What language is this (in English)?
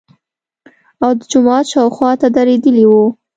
Pashto